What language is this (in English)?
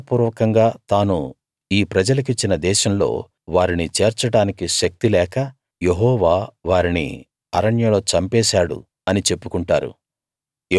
Telugu